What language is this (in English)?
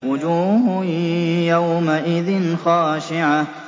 Arabic